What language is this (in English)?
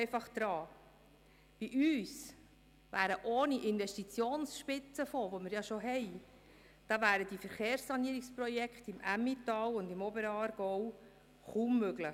Swiss German